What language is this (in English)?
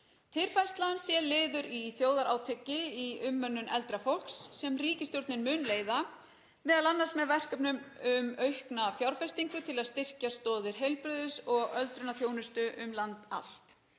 Icelandic